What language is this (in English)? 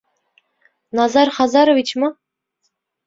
Bashkir